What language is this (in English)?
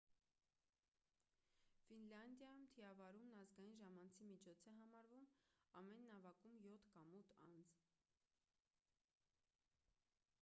Armenian